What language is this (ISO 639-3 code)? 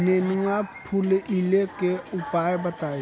bho